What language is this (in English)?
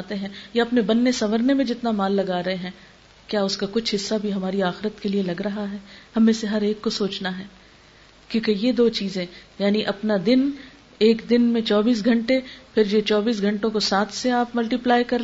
Urdu